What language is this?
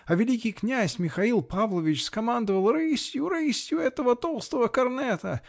Russian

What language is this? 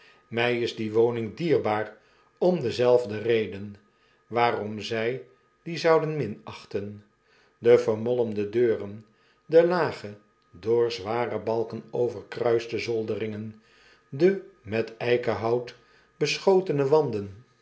Dutch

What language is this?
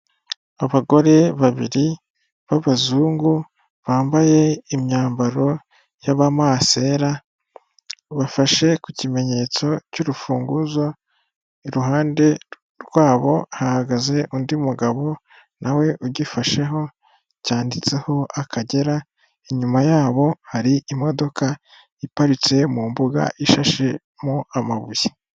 Kinyarwanda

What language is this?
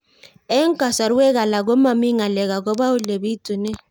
Kalenjin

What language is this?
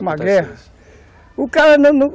Portuguese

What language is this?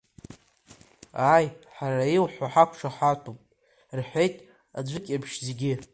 Abkhazian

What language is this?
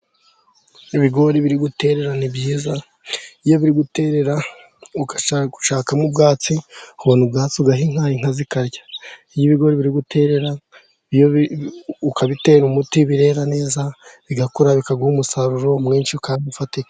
Kinyarwanda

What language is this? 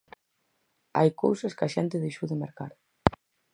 Galician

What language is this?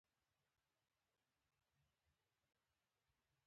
Pashto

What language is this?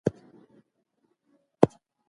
Pashto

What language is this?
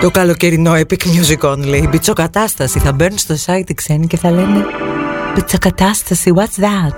Greek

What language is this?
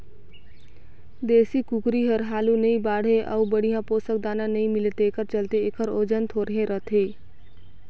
Chhattisgarhi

